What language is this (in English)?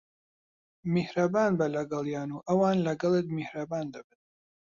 Central Kurdish